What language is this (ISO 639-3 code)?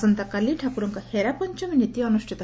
ori